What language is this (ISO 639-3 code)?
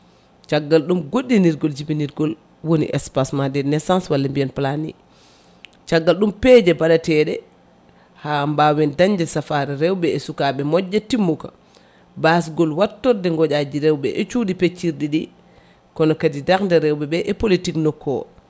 ful